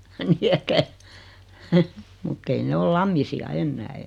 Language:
Finnish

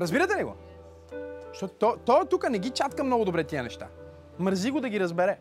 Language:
Bulgarian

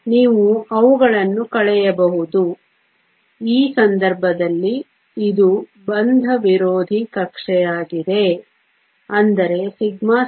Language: Kannada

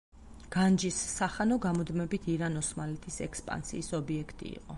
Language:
Georgian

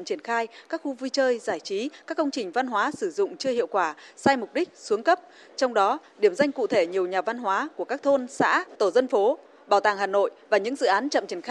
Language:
Vietnamese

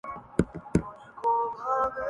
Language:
Urdu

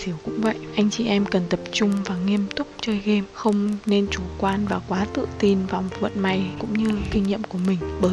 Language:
Vietnamese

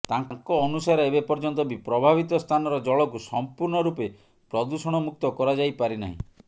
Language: Odia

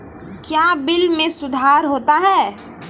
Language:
Maithili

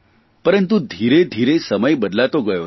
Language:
Gujarati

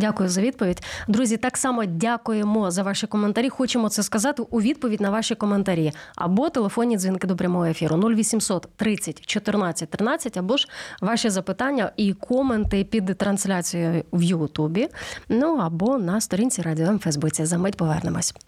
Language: Ukrainian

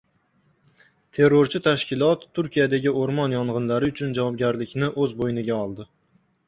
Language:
Uzbek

